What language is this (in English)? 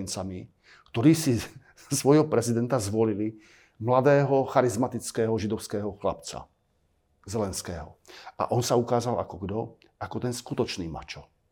Slovak